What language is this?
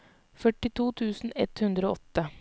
Norwegian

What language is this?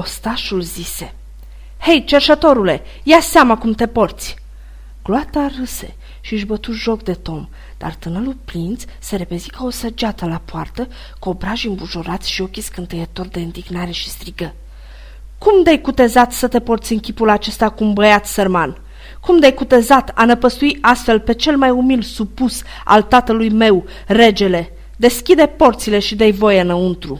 Romanian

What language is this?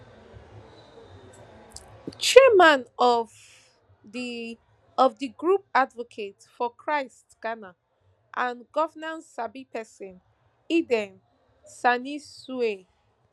Nigerian Pidgin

